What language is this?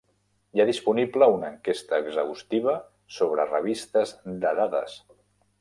Catalan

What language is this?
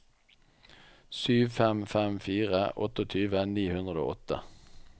Norwegian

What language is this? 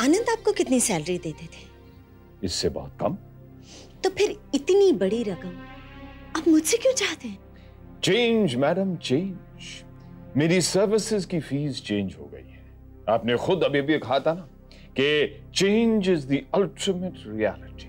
Hindi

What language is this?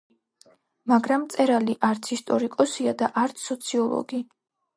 Georgian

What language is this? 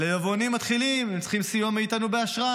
Hebrew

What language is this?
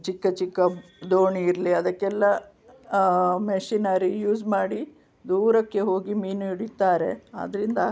Kannada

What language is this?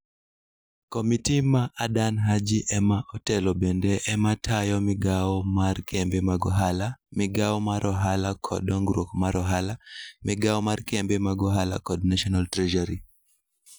Luo (Kenya and Tanzania)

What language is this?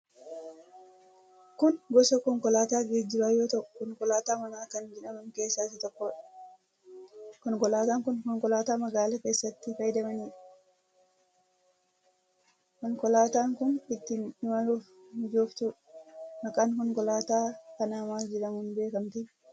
Oromo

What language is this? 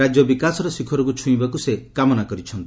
Odia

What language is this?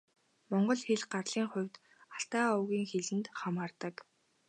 Mongolian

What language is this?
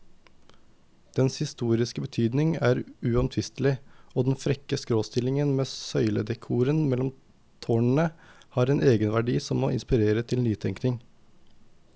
Norwegian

